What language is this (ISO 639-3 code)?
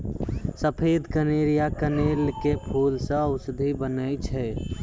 mai